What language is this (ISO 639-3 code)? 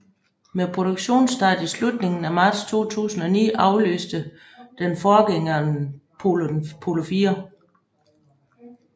dan